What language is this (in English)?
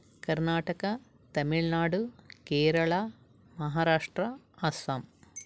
Sanskrit